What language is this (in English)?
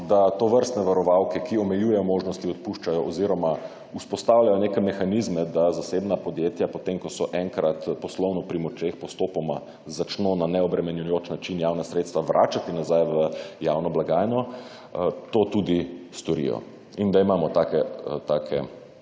Slovenian